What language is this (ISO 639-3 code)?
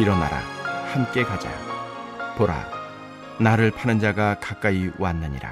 kor